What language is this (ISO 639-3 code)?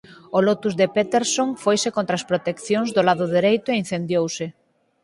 glg